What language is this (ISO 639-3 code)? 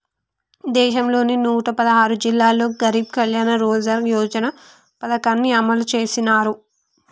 tel